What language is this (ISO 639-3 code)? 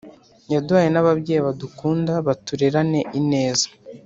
kin